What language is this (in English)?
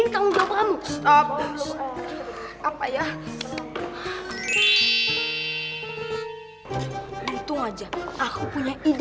Indonesian